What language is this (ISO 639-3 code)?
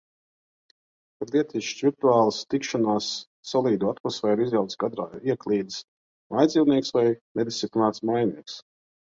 lav